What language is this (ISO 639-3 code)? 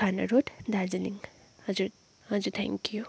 nep